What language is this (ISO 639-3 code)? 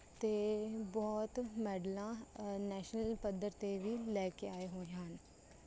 pan